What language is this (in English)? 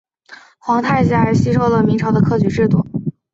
Chinese